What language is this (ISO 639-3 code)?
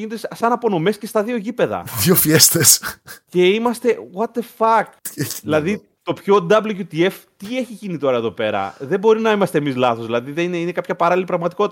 ell